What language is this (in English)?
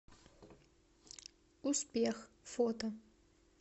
Russian